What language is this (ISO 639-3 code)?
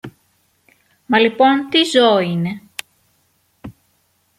ell